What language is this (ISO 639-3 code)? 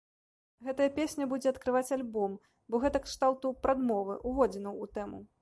bel